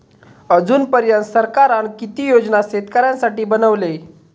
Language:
Marathi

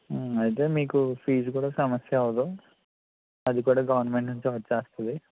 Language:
Telugu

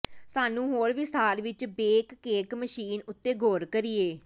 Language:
Punjabi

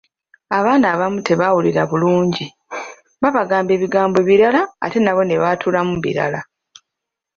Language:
Ganda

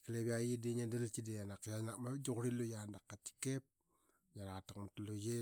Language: Qaqet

